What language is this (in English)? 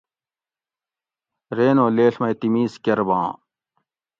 Gawri